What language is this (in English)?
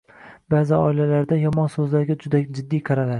Uzbek